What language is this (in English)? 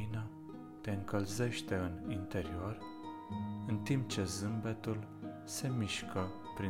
Romanian